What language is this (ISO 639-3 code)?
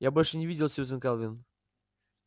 rus